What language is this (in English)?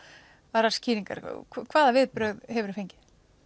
Icelandic